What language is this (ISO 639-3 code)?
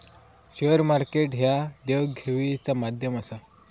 mar